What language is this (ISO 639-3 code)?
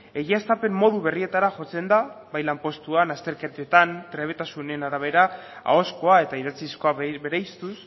eus